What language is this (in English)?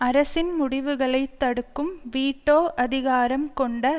Tamil